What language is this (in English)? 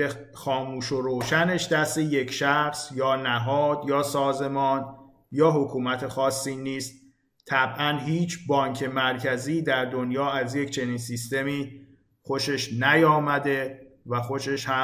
Persian